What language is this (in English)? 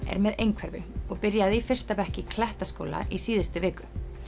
Icelandic